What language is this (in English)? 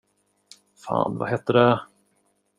Swedish